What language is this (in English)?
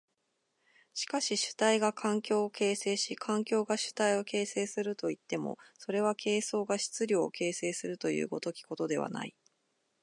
Japanese